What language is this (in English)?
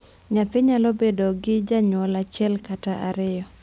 Luo (Kenya and Tanzania)